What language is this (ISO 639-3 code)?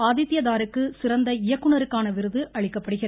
tam